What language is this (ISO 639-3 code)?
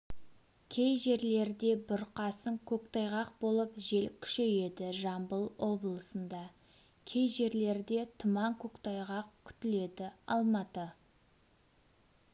kaz